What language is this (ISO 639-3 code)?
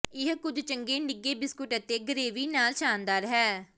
pan